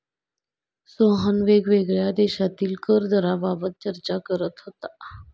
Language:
Marathi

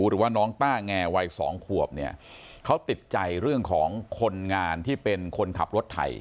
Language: Thai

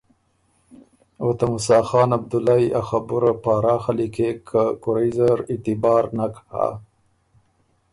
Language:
Ormuri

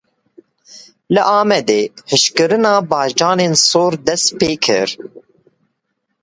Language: Kurdish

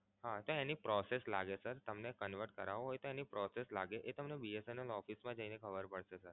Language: Gujarati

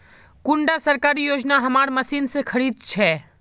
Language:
Magahi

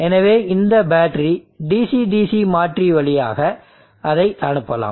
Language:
Tamil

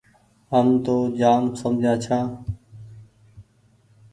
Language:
Goaria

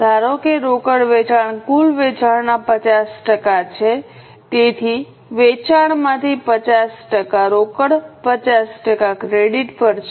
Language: Gujarati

